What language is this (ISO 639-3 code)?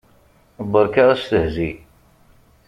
kab